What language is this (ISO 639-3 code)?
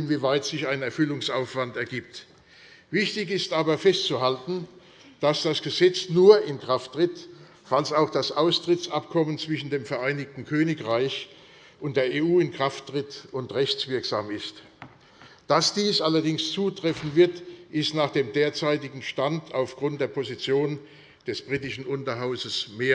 deu